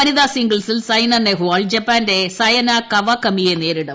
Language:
Malayalam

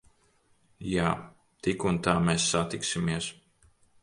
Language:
Latvian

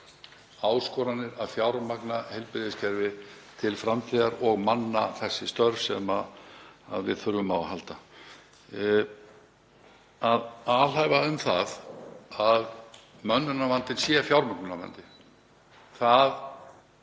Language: Icelandic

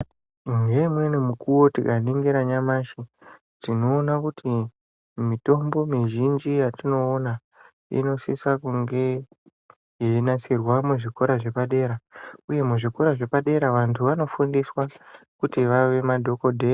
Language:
Ndau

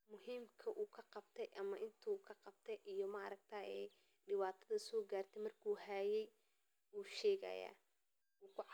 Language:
Somali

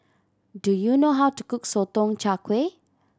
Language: English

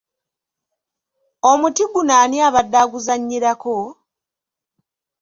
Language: Ganda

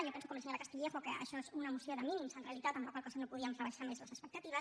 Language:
Catalan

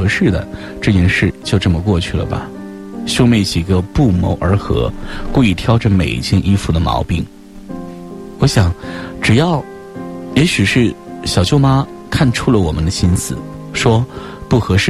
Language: Chinese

